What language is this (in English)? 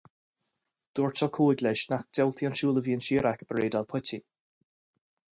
Irish